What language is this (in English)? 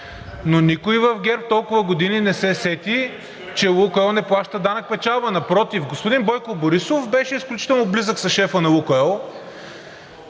Bulgarian